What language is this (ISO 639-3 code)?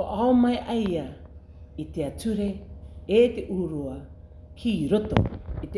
mri